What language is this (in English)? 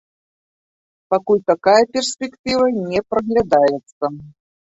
Belarusian